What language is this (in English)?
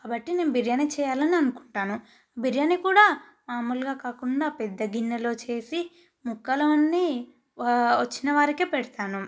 Telugu